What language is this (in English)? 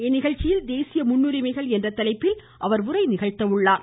Tamil